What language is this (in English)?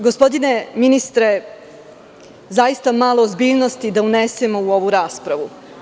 Serbian